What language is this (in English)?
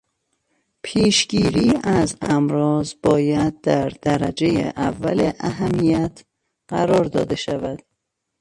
Persian